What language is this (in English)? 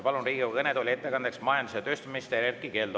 Estonian